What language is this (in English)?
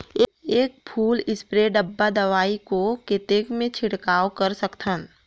Chhattisgarhi